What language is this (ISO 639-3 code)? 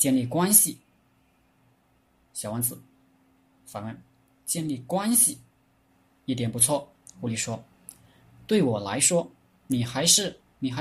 zho